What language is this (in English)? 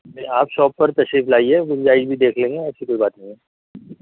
Urdu